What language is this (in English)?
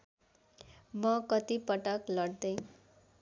Nepali